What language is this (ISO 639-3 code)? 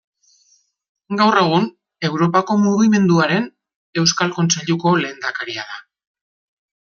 eus